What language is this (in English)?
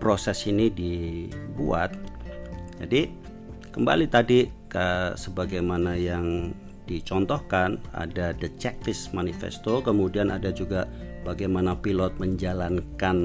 Indonesian